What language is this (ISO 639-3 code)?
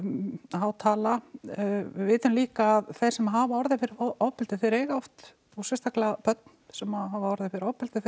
isl